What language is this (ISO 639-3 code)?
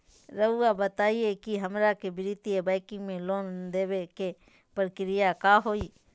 mag